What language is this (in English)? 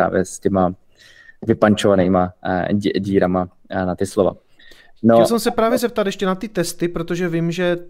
Czech